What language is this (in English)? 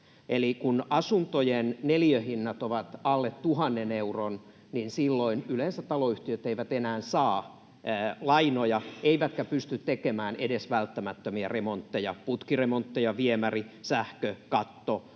Finnish